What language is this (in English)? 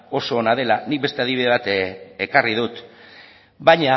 Basque